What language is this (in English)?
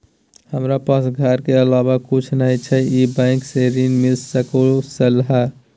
Maithili